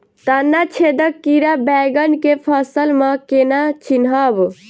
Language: Maithili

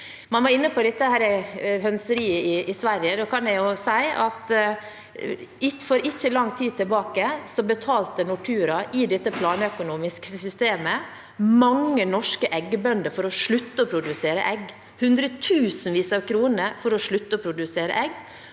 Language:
Norwegian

